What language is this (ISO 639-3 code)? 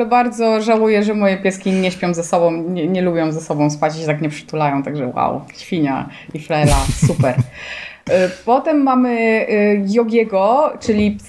pol